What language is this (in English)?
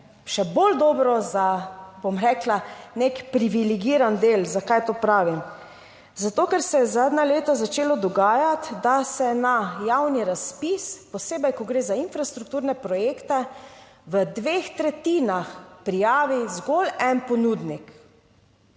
Slovenian